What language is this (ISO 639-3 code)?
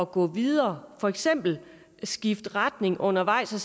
dan